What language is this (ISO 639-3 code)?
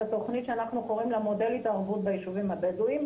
heb